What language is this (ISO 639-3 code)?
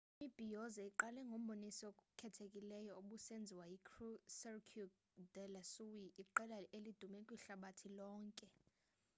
xho